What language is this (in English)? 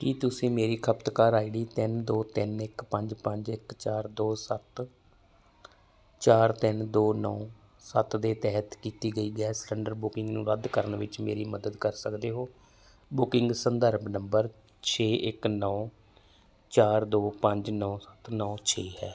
Punjabi